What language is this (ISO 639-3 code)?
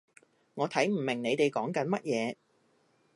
yue